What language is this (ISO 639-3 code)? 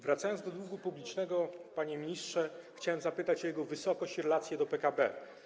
pol